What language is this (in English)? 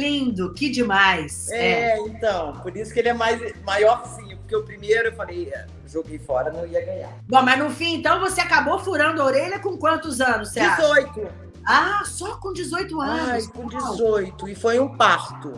Portuguese